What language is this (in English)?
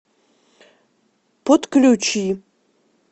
Russian